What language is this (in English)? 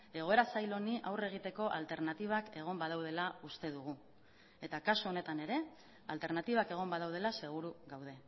Basque